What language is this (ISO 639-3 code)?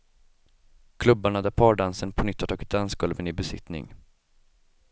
swe